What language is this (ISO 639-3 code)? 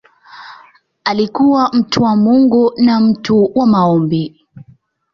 swa